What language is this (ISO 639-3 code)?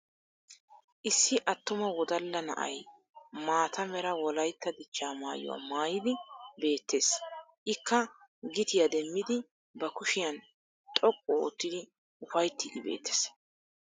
wal